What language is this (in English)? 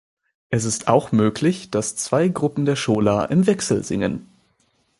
German